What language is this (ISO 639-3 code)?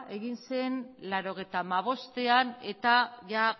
eus